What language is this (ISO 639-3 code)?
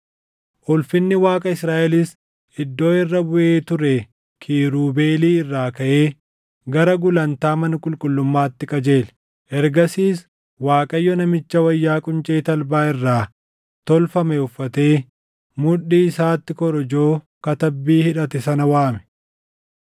orm